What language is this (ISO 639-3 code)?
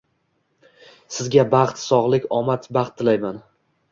uzb